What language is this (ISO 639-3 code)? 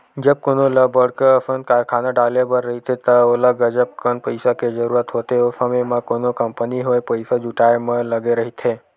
hne